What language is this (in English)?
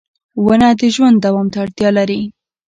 Pashto